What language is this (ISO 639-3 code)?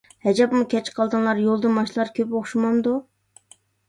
uig